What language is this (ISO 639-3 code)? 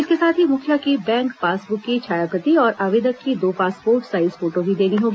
hin